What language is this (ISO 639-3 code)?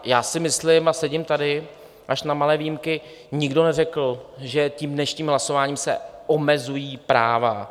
ces